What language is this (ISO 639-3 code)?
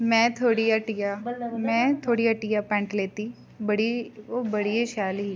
doi